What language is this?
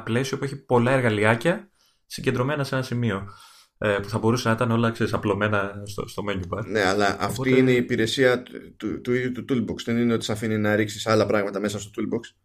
Greek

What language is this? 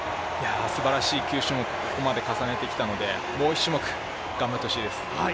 Japanese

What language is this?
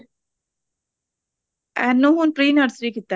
Punjabi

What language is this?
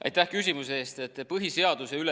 Estonian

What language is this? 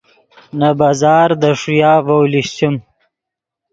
Yidgha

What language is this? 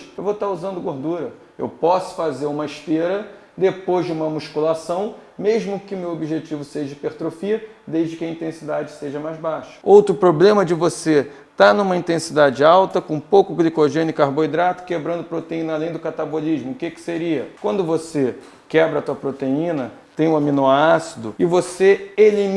Portuguese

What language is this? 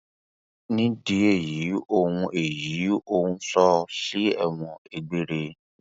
Yoruba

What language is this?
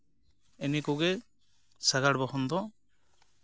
Santali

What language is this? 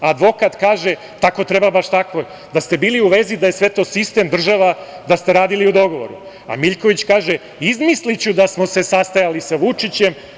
Serbian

